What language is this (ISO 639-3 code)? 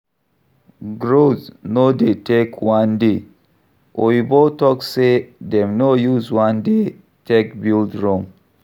pcm